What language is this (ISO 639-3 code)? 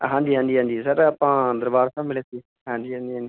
pan